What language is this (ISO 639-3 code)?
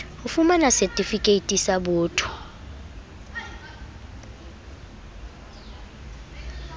sot